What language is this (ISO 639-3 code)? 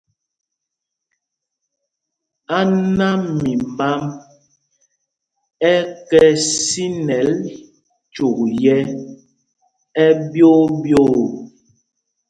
mgg